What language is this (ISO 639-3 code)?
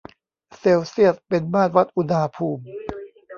tha